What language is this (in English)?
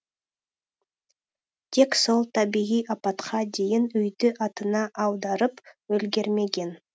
Kazakh